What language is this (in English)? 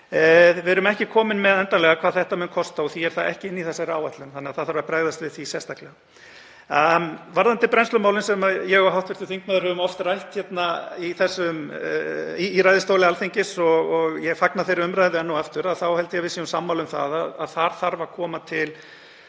Icelandic